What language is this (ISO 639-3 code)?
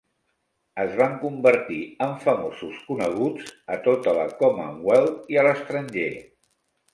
cat